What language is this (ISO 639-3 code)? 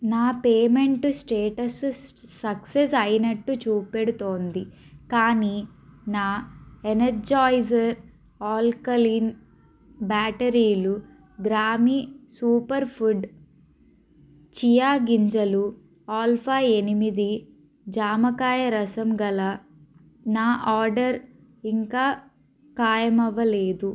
tel